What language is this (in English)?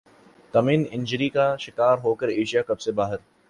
Urdu